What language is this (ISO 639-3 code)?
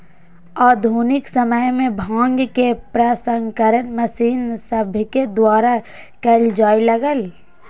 mag